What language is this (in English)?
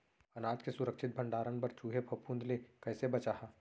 Chhattisgarhi